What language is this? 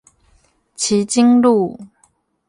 Chinese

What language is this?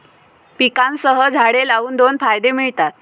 Marathi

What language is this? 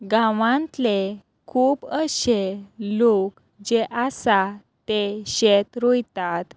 Konkani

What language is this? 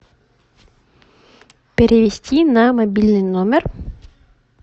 Russian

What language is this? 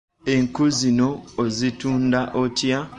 Ganda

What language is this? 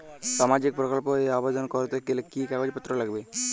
Bangla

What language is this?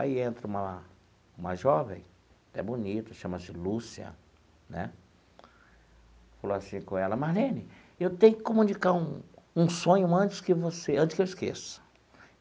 Portuguese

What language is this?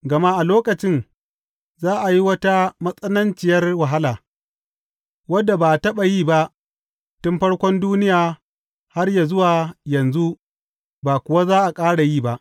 Hausa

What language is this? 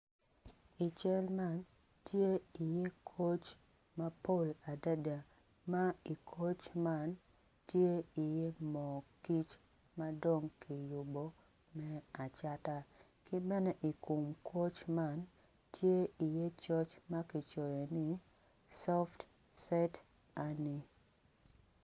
Acoli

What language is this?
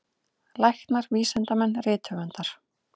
Icelandic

